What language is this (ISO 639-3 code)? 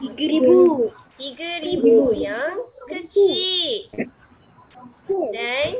msa